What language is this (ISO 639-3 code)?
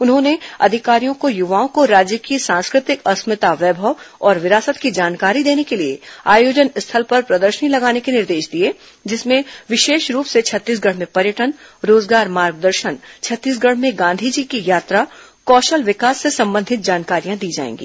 hin